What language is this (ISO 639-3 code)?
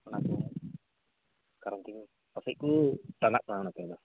sat